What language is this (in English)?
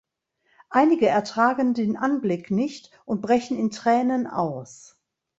German